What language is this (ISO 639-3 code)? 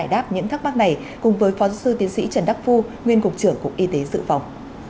vie